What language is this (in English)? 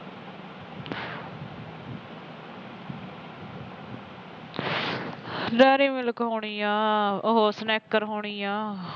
Punjabi